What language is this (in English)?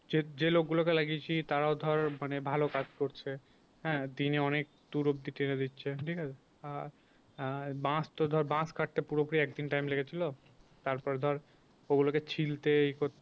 Bangla